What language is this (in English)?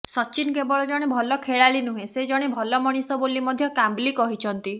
Odia